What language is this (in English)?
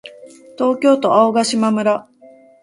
Japanese